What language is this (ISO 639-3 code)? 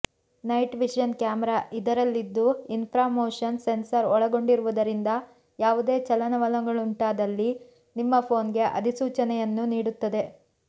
kan